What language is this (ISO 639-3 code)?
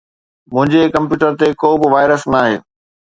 snd